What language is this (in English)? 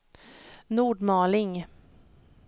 Swedish